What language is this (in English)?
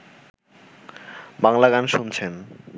Bangla